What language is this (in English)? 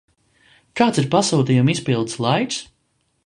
Latvian